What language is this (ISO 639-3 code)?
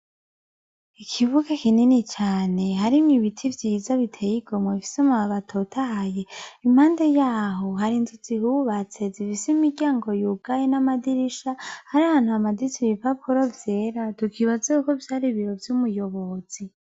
run